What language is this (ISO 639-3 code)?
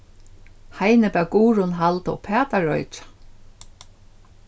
fao